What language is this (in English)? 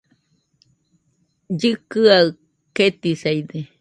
Nüpode Huitoto